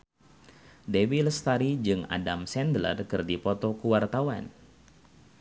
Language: Sundanese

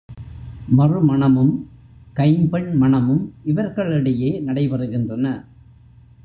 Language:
Tamil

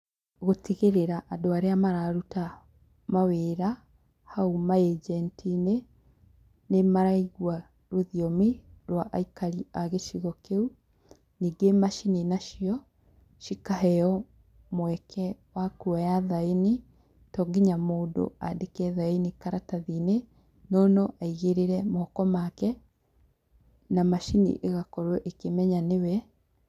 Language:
Kikuyu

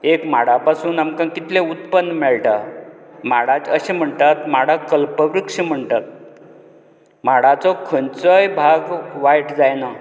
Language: Konkani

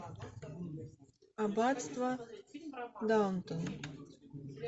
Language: Russian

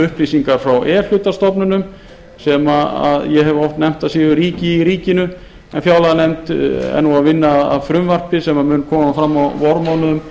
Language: Icelandic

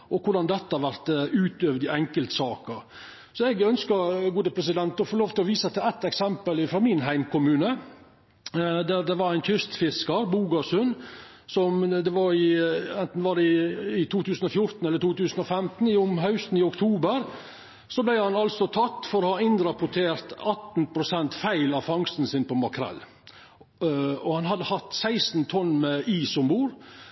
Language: Norwegian Nynorsk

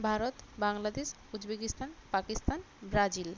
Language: Bangla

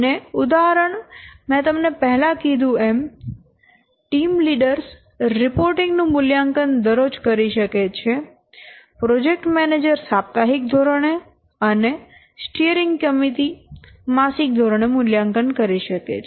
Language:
Gujarati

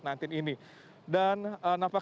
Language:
Indonesian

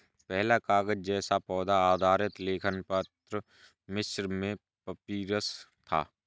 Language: Hindi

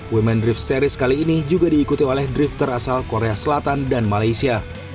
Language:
Indonesian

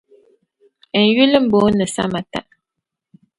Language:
Dagbani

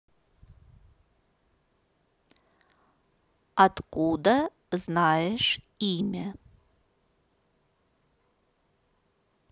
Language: Russian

